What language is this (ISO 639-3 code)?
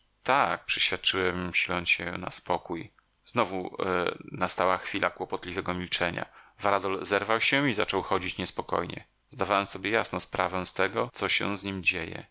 pol